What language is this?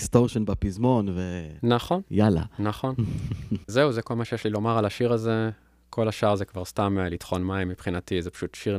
Hebrew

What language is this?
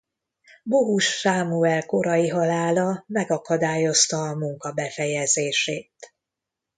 Hungarian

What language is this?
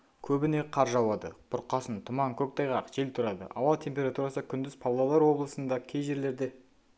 Kazakh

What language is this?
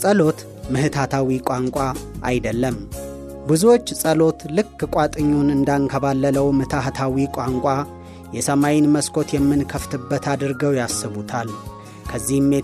Amharic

